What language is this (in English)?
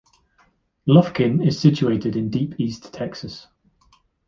English